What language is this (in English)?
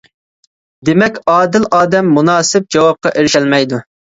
Uyghur